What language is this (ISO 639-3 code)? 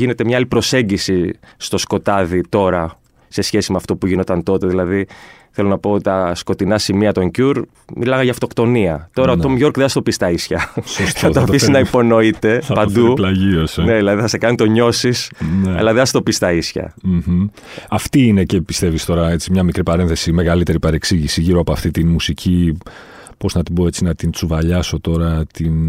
ell